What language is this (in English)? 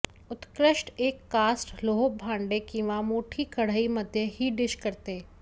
Marathi